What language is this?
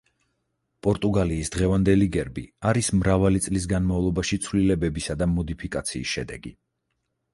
Georgian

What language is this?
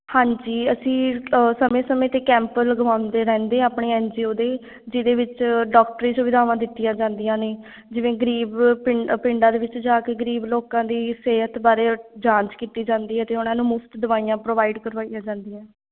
Punjabi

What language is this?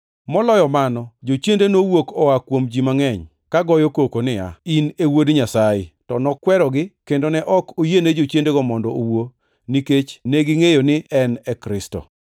Luo (Kenya and Tanzania)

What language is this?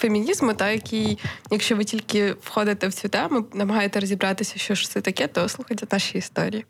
Ukrainian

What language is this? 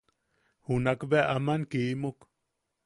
Yaqui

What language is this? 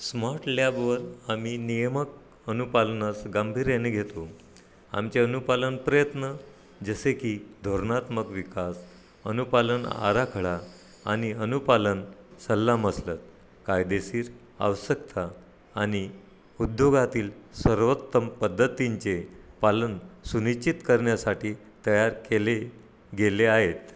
Marathi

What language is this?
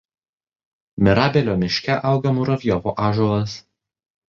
Lithuanian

